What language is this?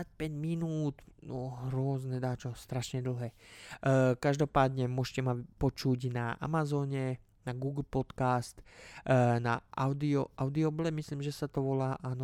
Slovak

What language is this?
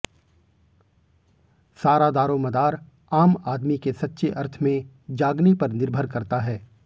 Hindi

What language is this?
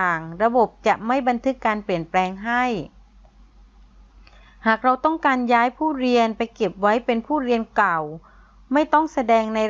Thai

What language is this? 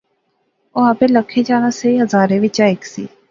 Pahari-Potwari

